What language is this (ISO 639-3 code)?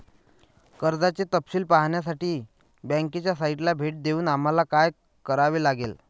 mar